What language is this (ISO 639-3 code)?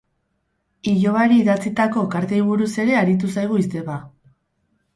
eus